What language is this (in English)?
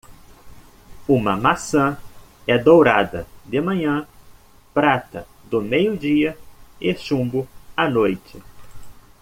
Portuguese